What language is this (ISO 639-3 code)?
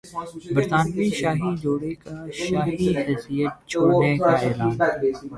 urd